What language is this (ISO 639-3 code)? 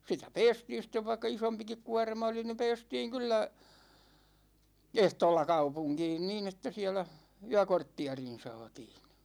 fin